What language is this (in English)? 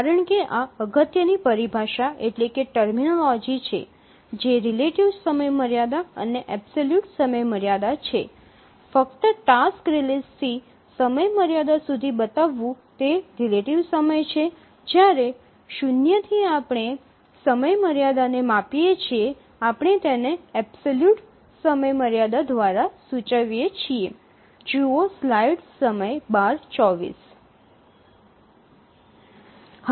Gujarati